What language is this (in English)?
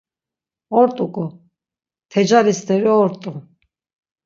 Laz